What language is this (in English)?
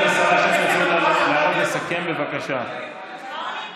Hebrew